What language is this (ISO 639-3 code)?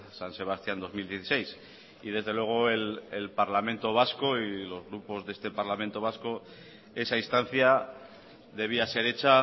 spa